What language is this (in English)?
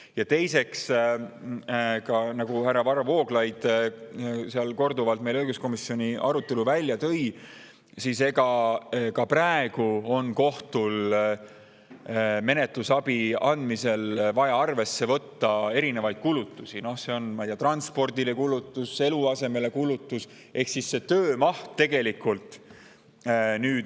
Estonian